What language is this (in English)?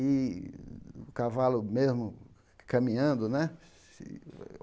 Portuguese